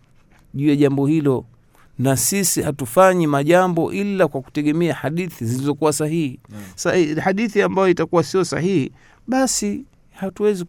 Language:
Swahili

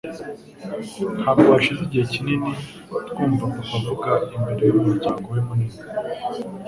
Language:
Kinyarwanda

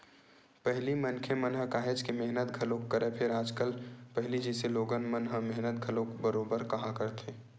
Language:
Chhattisgarhi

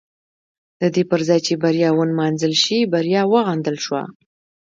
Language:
Pashto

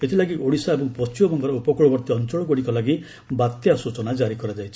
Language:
Odia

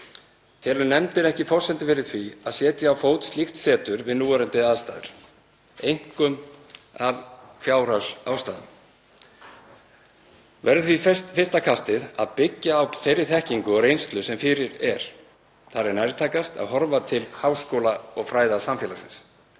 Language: Icelandic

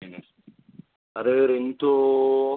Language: Bodo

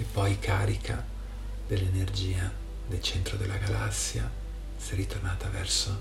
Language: Italian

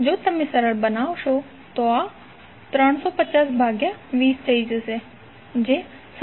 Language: Gujarati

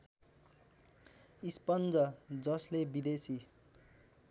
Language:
Nepali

